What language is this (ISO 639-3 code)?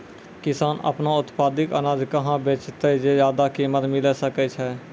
mai